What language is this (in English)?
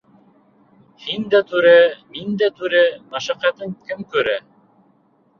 Bashkir